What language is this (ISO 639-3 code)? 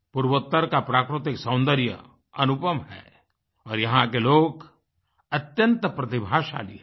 hin